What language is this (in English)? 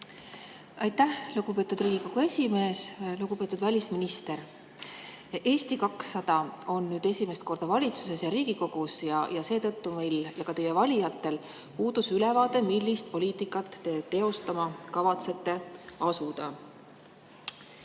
Estonian